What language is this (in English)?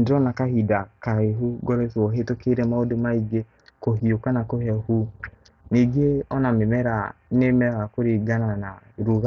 Kikuyu